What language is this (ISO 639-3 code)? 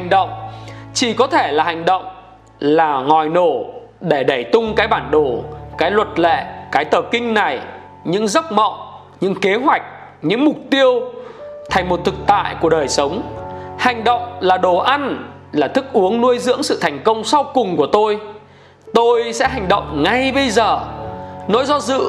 vie